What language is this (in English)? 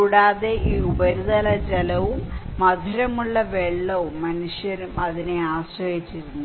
Malayalam